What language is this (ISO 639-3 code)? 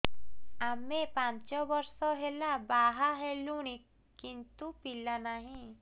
ori